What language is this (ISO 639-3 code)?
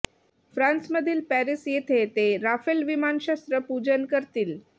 mar